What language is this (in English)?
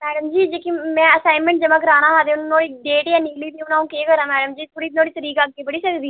Dogri